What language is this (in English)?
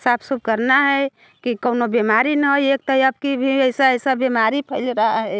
Hindi